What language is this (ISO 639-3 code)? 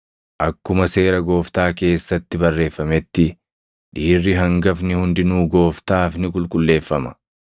orm